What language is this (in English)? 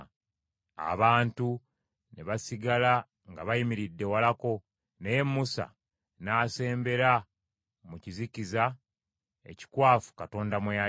Ganda